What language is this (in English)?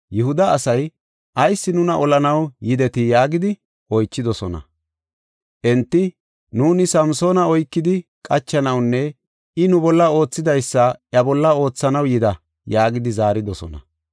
Gofa